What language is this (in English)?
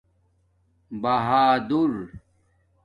Domaaki